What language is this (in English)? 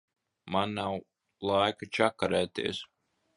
Latvian